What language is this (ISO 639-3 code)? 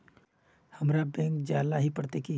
mag